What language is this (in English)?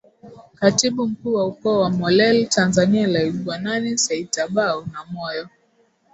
Swahili